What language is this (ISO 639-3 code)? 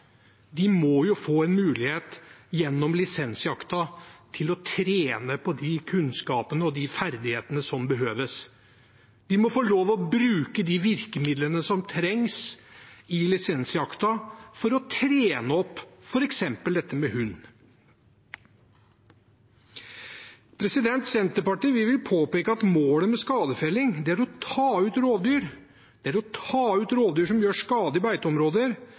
nob